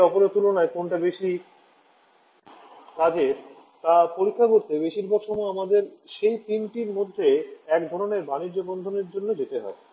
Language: Bangla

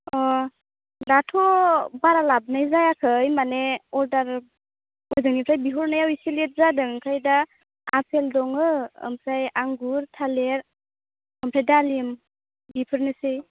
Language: Bodo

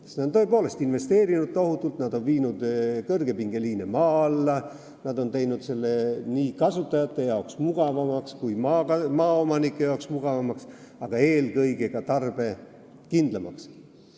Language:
Estonian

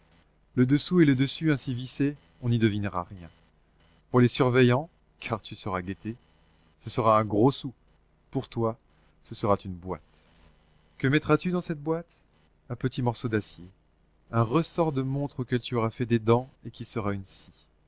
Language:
French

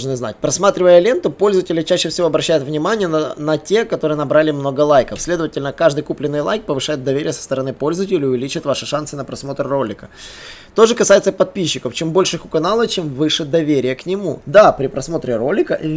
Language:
Russian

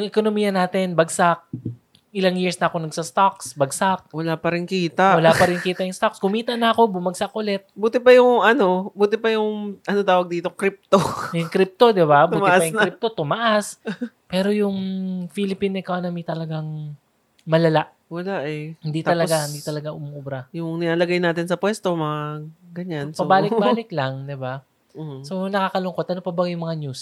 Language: Filipino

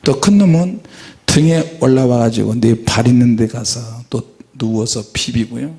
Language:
Korean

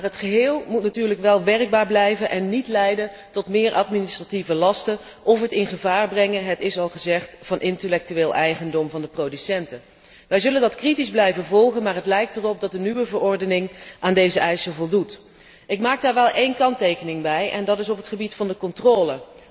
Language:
Dutch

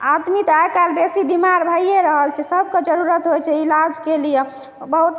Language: Maithili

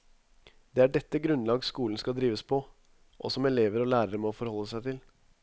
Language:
Norwegian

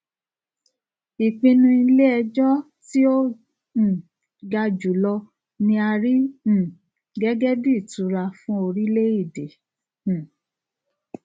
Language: Yoruba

